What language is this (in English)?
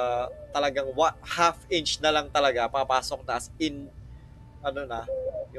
Filipino